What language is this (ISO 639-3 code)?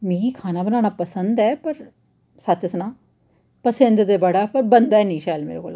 doi